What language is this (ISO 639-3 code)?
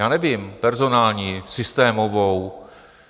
ces